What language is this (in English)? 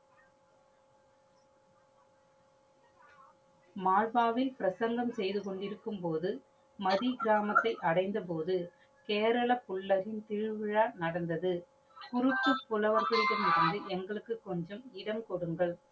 Tamil